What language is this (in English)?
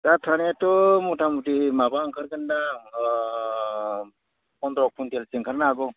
Bodo